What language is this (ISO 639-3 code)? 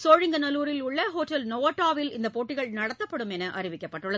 tam